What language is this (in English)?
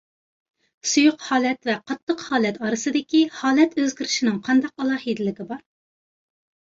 Uyghur